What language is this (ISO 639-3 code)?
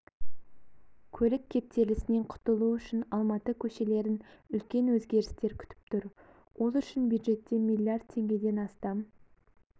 kaz